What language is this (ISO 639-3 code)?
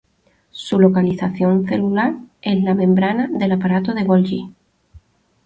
spa